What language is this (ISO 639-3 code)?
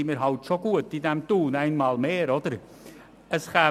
gsw